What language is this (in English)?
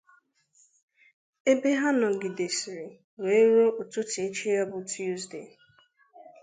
Igbo